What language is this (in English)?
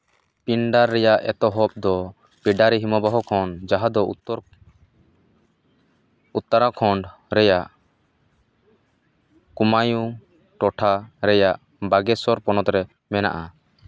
Santali